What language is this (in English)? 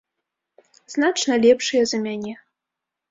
Belarusian